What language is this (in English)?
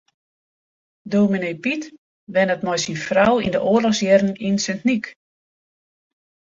Western Frisian